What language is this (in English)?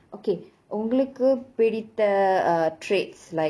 English